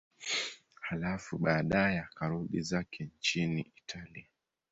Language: Swahili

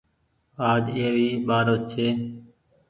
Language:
Goaria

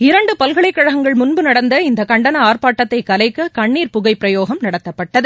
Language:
Tamil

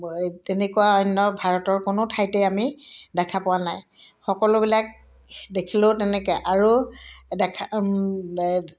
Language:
Assamese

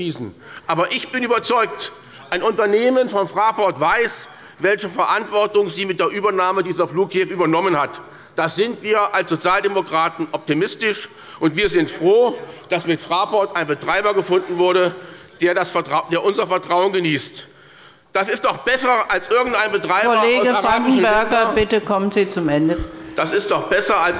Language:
German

